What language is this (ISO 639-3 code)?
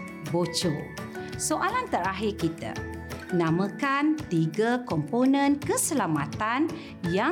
msa